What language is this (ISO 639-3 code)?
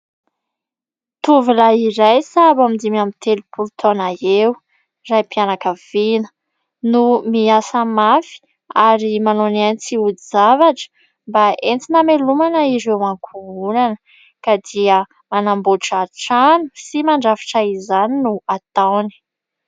mlg